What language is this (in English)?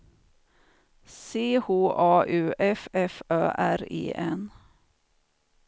Swedish